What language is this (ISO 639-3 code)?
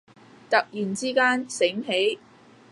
yue